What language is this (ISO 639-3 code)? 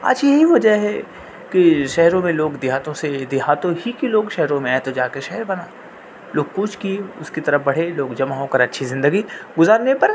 urd